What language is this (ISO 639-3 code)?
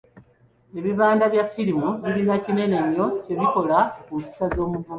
lug